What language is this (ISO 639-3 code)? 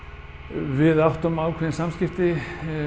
isl